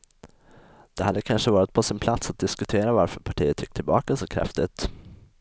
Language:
Swedish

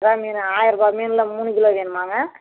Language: Tamil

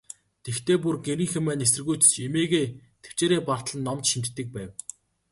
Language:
Mongolian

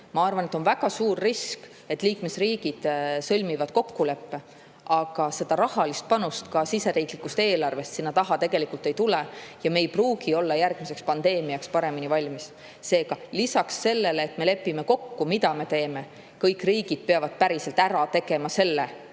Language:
Estonian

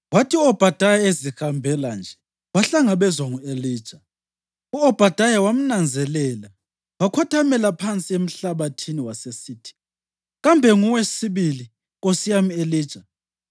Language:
North Ndebele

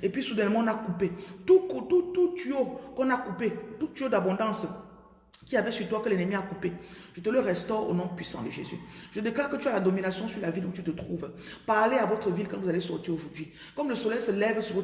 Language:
French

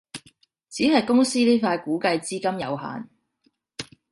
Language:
Cantonese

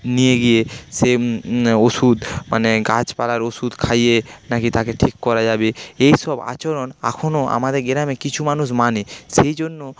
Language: Bangla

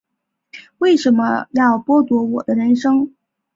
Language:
Chinese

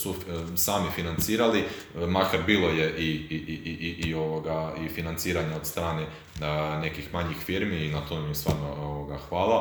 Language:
Croatian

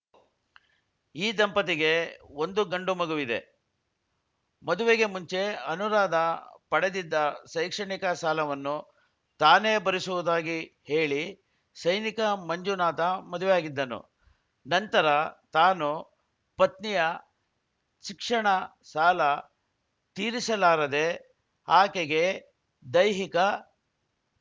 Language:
Kannada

